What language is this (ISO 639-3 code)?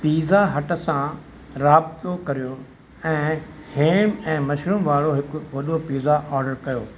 snd